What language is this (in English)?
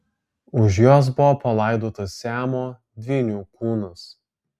Lithuanian